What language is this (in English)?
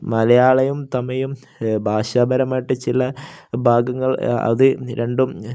Malayalam